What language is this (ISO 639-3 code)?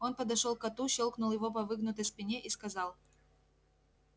rus